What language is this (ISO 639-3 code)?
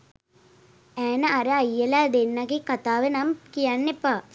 sin